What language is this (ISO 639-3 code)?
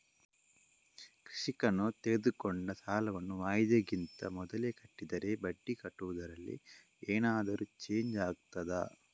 kan